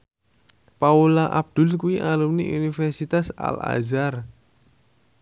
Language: Javanese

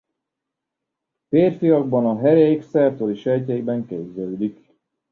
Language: Hungarian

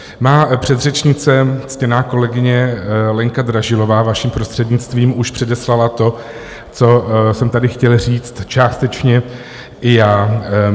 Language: Czech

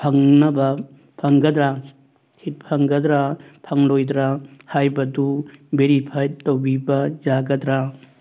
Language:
Manipuri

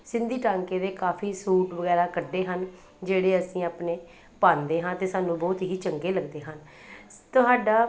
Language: Punjabi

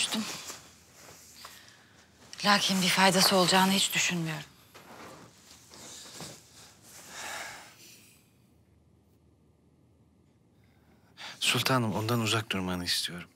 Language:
Turkish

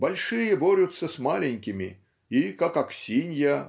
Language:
Russian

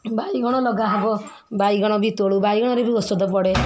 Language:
Odia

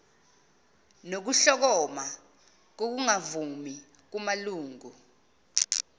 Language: Zulu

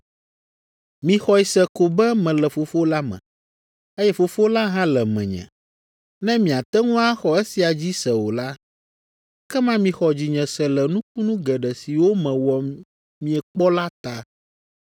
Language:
Ewe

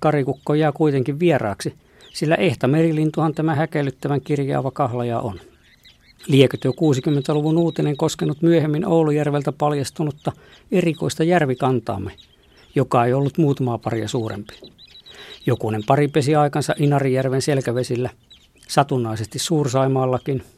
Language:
Finnish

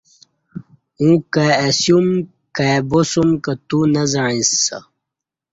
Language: Kati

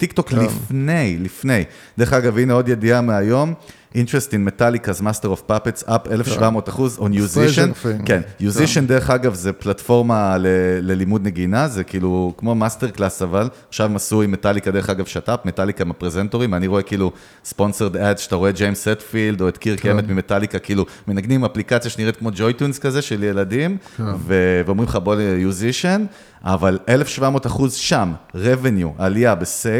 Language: Hebrew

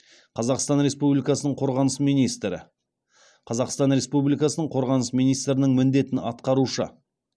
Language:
Kazakh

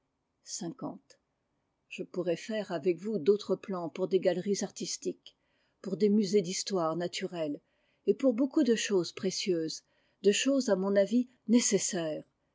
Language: French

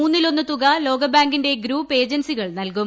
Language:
Malayalam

